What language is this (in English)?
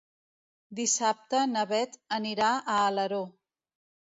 Catalan